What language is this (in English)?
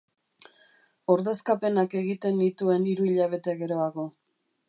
Basque